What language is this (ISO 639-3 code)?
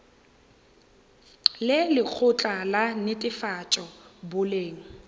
nso